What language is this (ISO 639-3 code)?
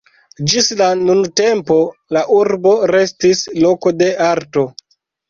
epo